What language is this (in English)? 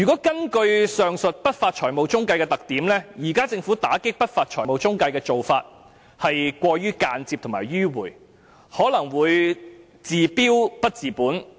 Cantonese